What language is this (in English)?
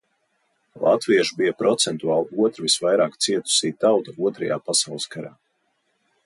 Latvian